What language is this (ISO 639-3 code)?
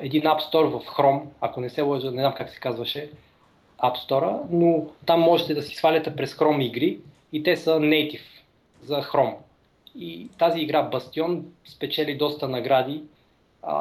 bul